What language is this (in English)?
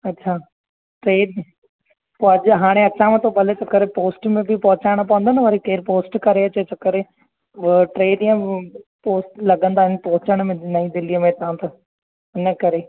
Sindhi